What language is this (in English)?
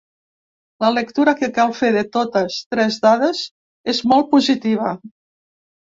Catalan